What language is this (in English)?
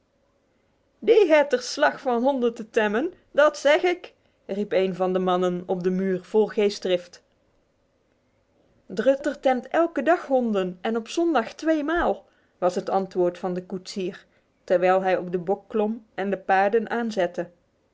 Dutch